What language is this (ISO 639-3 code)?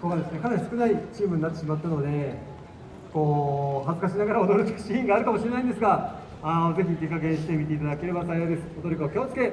jpn